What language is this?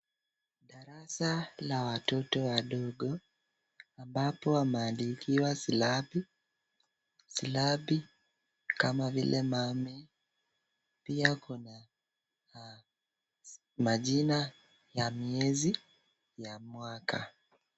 Swahili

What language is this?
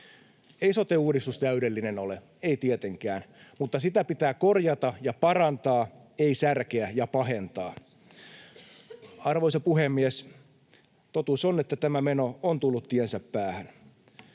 Finnish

